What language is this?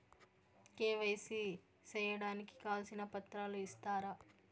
Telugu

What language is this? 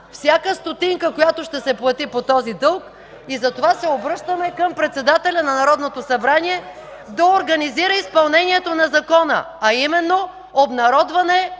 Bulgarian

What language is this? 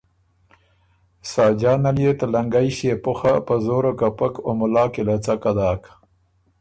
Ormuri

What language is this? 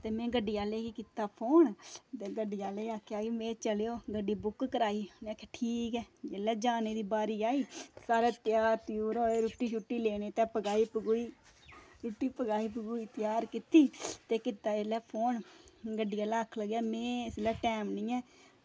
Dogri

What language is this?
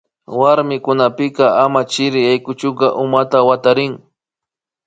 Imbabura Highland Quichua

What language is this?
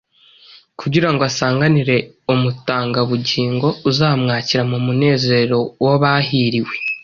Kinyarwanda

